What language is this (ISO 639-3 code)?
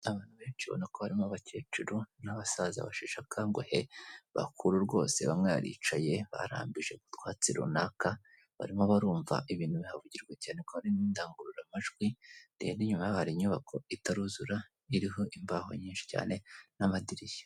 kin